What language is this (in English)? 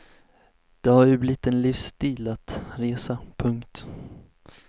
Swedish